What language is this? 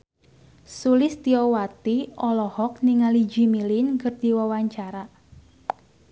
Sundanese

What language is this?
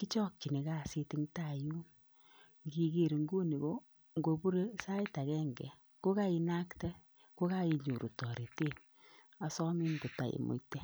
Kalenjin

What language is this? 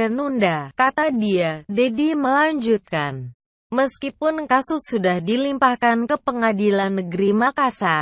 Indonesian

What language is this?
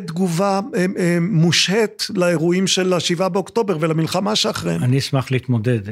Hebrew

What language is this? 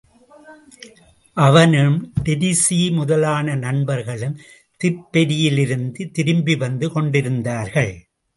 Tamil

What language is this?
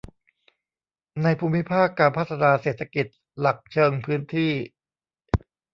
Thai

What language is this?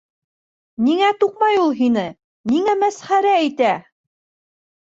Bashkir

